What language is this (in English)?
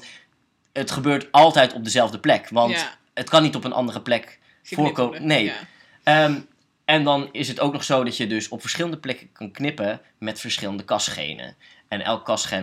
Dutch